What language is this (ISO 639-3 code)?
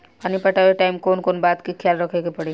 bho